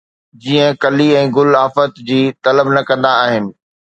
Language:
Sindhi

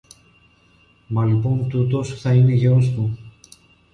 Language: Greek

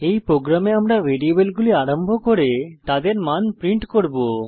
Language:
Bangla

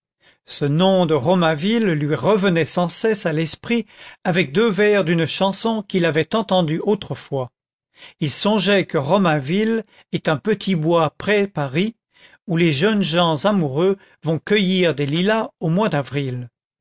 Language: French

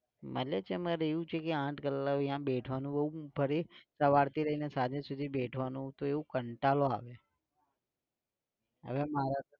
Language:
Gujarati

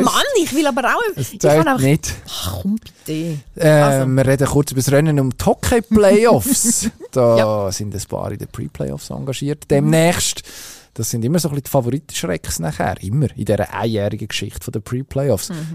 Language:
German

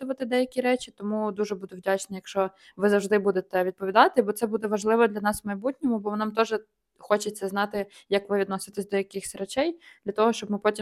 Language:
Ukrainian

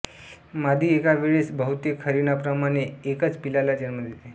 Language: Marathi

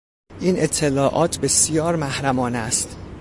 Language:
Persian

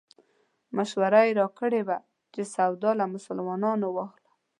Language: Pashto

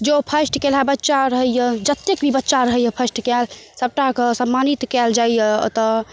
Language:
Maithili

